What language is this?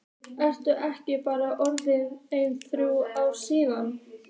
Icelandic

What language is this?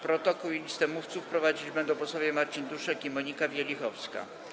Polish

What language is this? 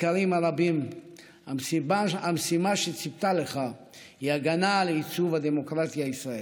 Hebrew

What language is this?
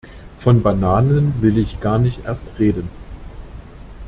German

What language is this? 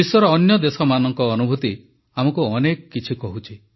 Odia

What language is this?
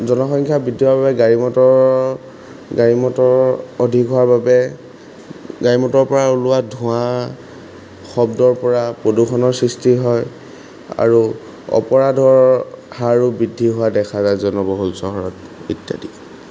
Assamese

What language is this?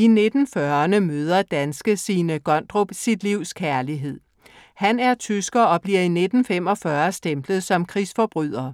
Danish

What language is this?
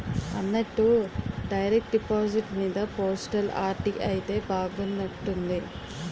Telugu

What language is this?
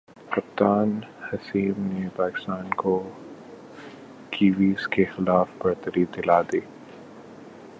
Urdu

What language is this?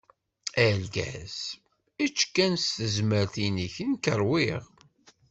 Kabyle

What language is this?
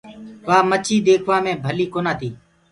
Gurgula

